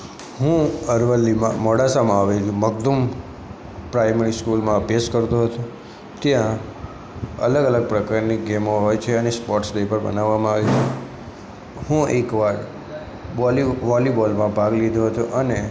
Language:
Gujarati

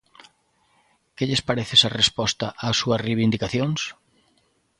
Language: Galician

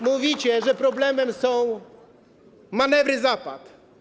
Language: Polish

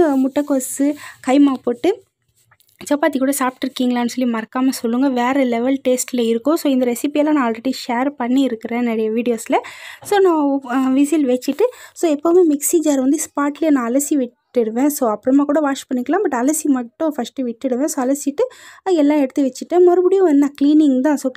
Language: Tamil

